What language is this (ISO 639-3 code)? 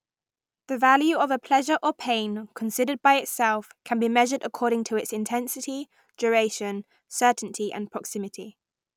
eng